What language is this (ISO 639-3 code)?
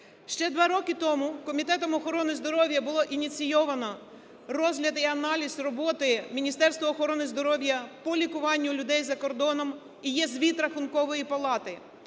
ukr